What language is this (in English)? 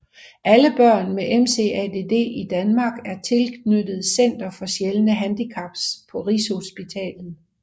Danish